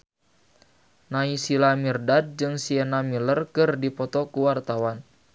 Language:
Sundanese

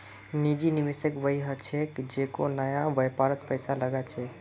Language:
Magahi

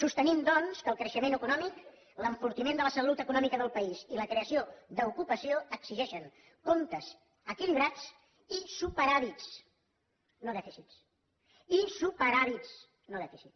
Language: Catalan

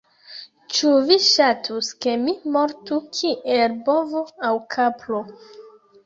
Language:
Esperanto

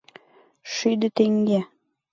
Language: Mari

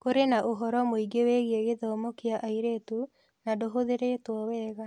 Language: Kikuyu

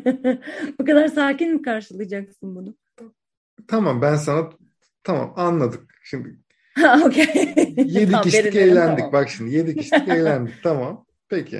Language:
Turkish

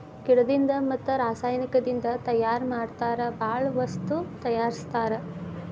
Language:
Kannada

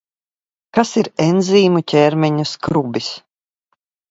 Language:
Latvian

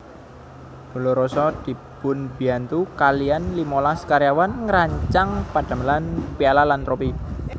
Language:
Javanese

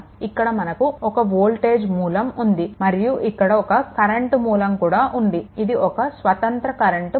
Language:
Telugu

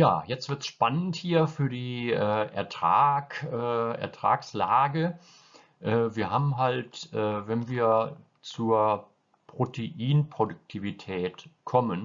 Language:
German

